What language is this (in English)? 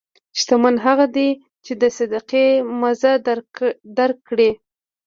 Pashto